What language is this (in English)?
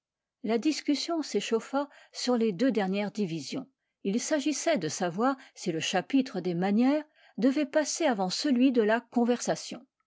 French